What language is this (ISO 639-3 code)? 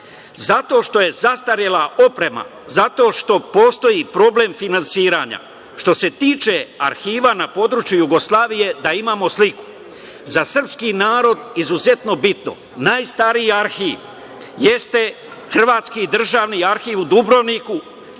srp